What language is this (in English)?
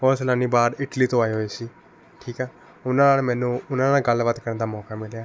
Punjabi